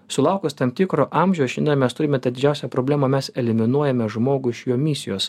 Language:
Lithuanian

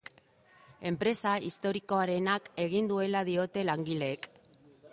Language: Basque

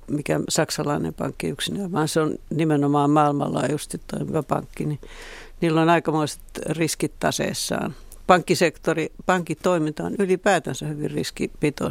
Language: Finnish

